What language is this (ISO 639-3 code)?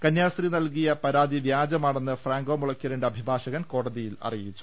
mal